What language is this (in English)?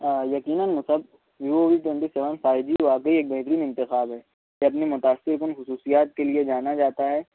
Urdu